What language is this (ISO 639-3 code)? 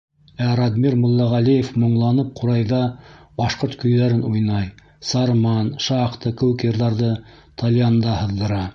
bak